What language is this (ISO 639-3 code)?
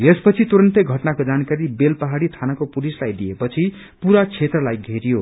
nep